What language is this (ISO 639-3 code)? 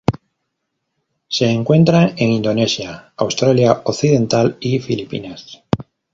spa